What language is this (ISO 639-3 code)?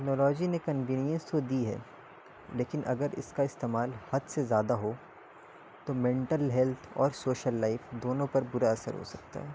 urd